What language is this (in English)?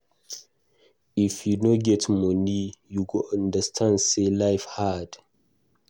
Nigerian Pidgin